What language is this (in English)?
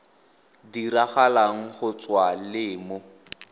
Tswana